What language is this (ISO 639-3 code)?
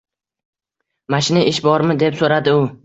uzb